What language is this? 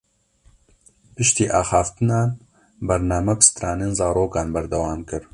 Kurdish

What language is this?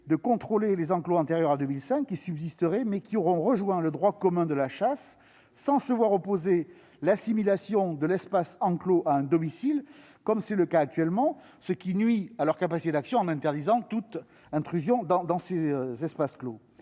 French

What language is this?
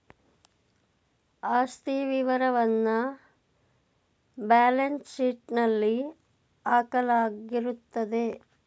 Kannada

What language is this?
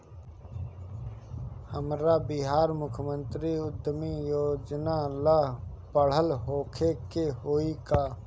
Bhojpuri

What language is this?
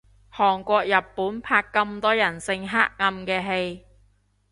Cantonese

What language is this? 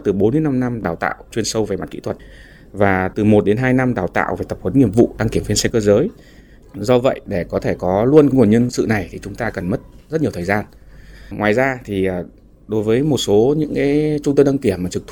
Vietnamese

